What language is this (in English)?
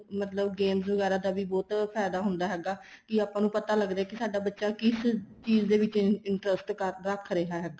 Punjabi